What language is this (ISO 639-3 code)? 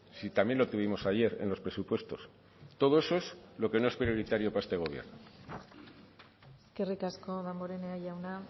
spa